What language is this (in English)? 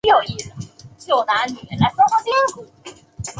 Chinese